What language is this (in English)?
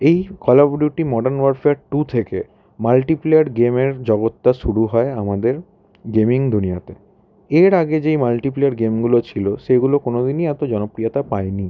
Bangla